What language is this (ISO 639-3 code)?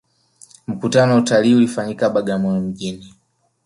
swa